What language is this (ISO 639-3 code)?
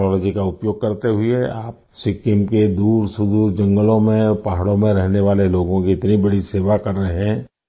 hin